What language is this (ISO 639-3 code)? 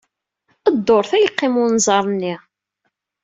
kab